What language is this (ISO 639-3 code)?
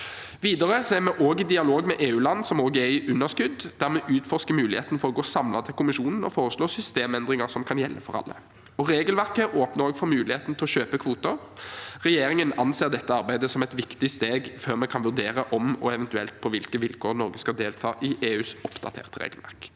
nor